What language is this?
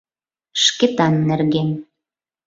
Mari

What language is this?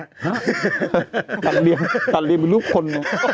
Thai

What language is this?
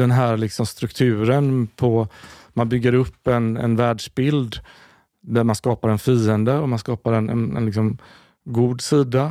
Swedish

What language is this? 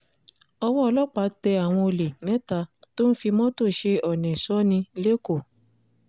Yoruba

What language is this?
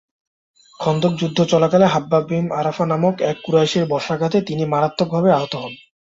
Bangla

